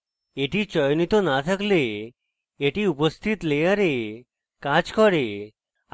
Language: Bangla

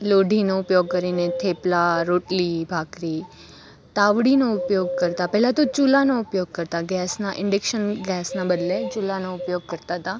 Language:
Gujarati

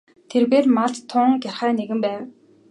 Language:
Mongolian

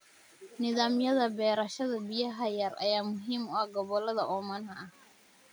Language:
Somali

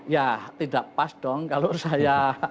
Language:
Indonesian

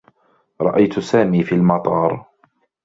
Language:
Arabic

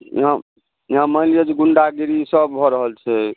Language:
Maithili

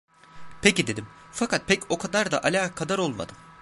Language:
Turkish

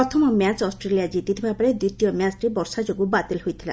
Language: Odia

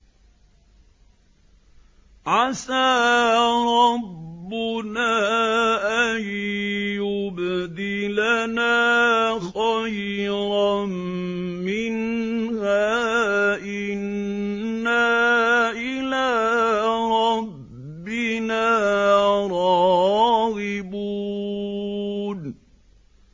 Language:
Arabic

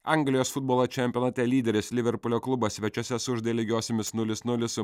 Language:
Lithuanian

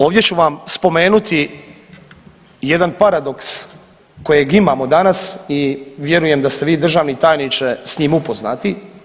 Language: Croatian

